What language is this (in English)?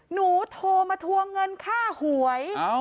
Thai